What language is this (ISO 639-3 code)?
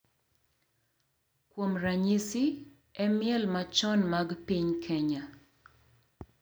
luo